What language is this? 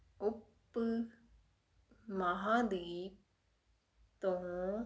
Punjabi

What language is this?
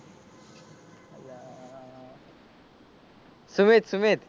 Gujarati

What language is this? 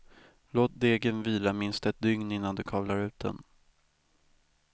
Swedish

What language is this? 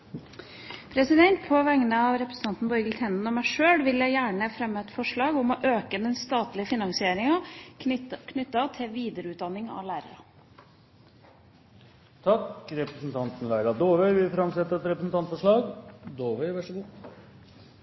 Norwegian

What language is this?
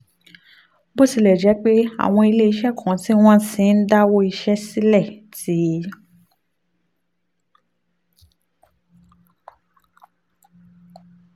Yoruba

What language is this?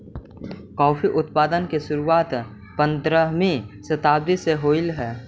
Magahi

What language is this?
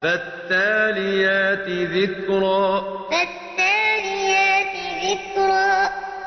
Arabic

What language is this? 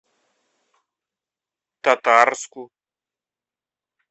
Russian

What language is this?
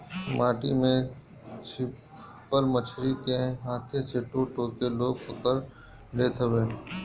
Bhojpuri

